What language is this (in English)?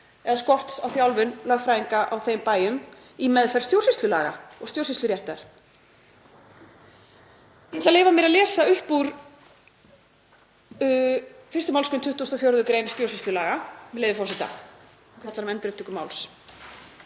Icelandic